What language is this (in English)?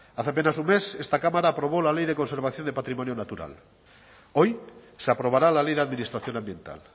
Spanish